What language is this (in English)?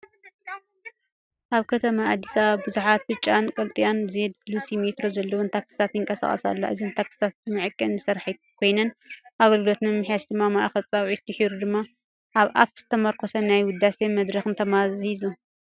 Tigrinya